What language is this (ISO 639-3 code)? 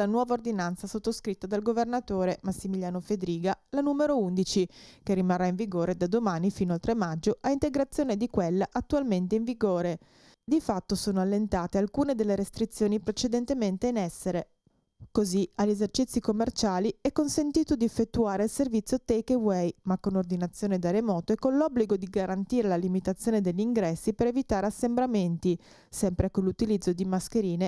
ita